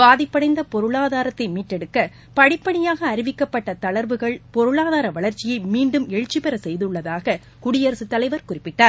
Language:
Tamil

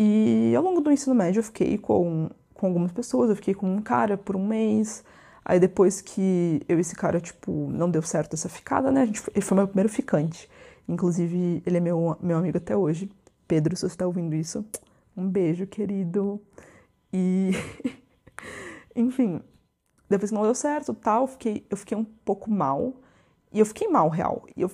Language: Portuguese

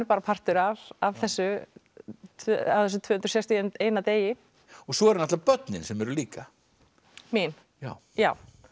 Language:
Icelandic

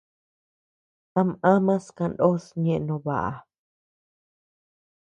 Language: Tepeuxila Cuicatec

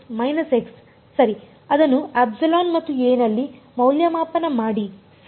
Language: Kannada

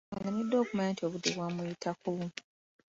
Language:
Ganda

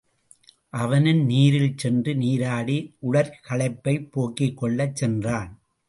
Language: Tamil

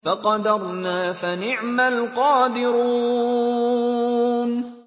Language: Arabic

